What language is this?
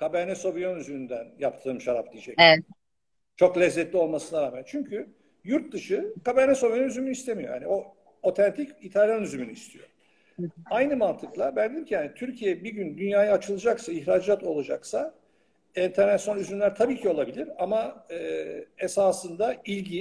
Turkish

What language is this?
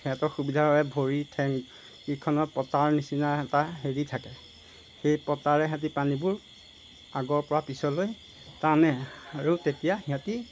Assamese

